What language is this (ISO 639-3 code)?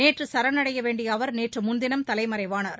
tam